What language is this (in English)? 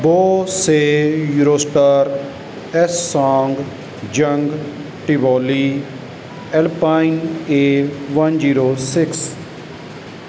Punjabi